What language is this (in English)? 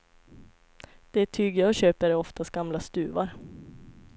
Swedish